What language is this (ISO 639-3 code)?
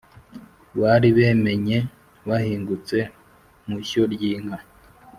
kin